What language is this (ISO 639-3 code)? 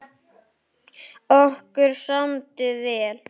isl